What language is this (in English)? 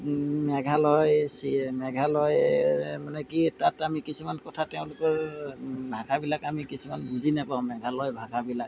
Assamese